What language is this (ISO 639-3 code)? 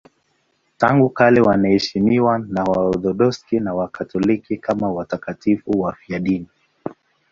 swa